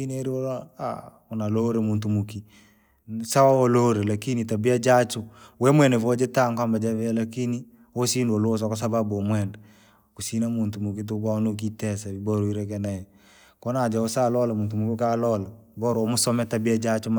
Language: Langi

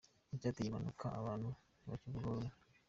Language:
Kinyarwanda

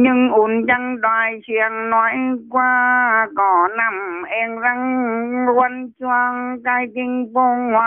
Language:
Vietnamese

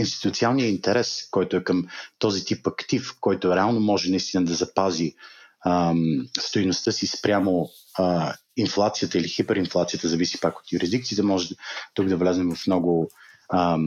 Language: Bulgarian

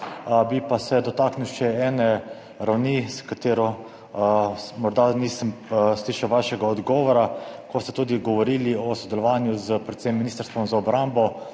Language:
Slovenian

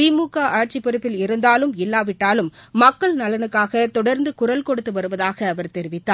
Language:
Tamil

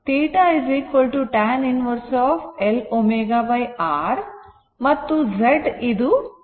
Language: Kannada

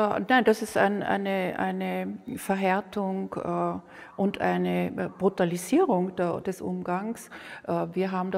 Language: German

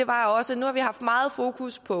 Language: Danish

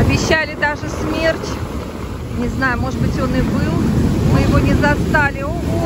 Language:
Russian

